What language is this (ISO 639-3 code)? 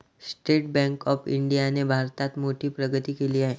mar